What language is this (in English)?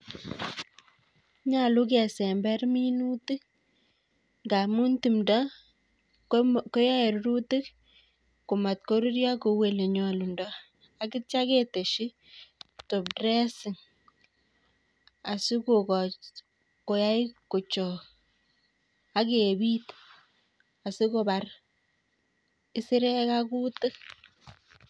Kalenjin